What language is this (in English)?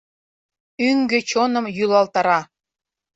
Mari